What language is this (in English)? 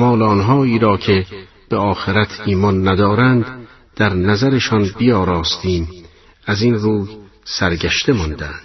Persian